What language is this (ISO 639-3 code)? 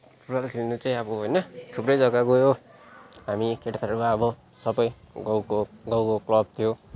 nep